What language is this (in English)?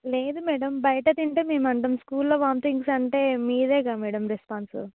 Telugu